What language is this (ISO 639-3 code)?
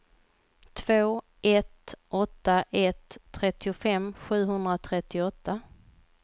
swe